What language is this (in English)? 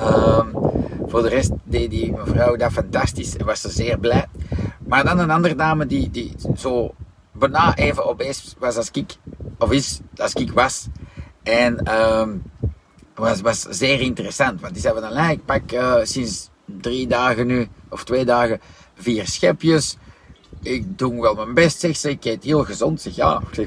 Dutch